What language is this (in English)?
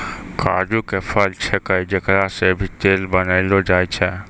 Maithili